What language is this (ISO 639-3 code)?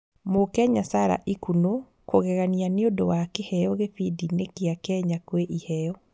kik